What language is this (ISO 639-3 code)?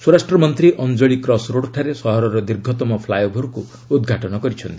ori